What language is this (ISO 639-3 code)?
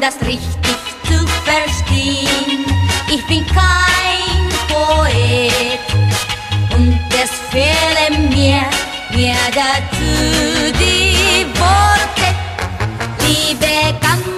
tha